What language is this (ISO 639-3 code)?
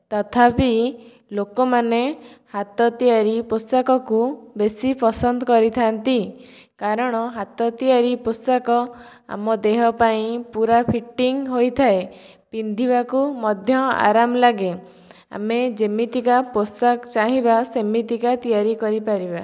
ori